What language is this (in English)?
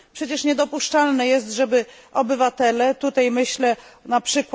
Polish